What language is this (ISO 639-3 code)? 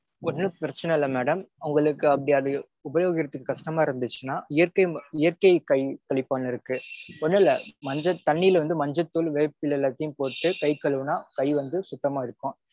tam